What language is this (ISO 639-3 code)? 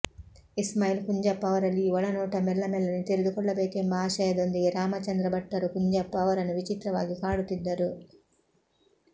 kan